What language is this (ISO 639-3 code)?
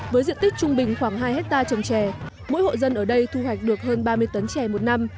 vie